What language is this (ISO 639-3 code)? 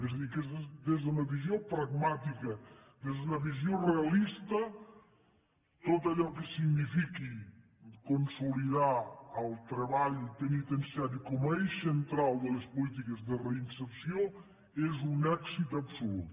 cat